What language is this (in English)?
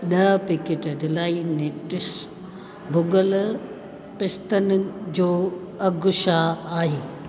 Sindhi